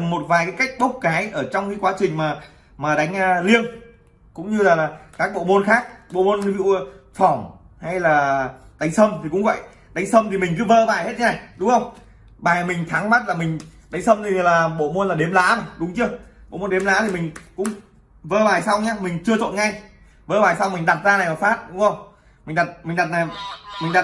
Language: Vietnamese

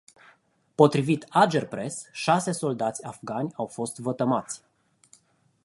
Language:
Romanian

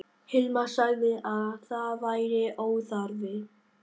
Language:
Icelandic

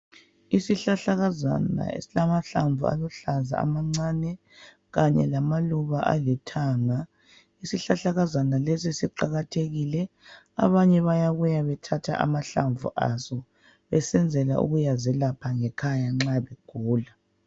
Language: North Ndebele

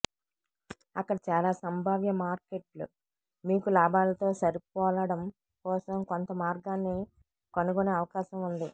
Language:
Telugu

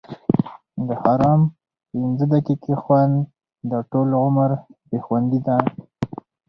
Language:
Pashto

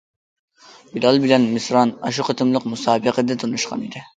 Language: Uyghur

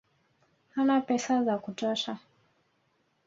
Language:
Swahili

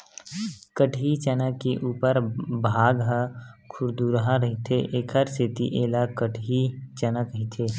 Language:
Chhattisgarhi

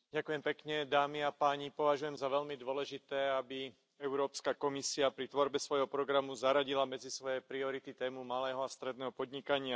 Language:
Slovak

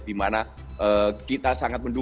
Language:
Indonesian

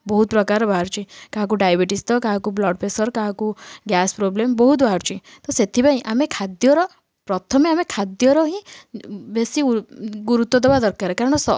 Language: Odia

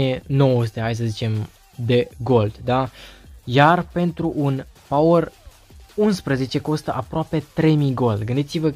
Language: Romanian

